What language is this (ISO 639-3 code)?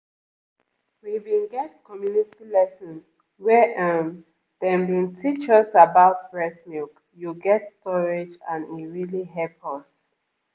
pcm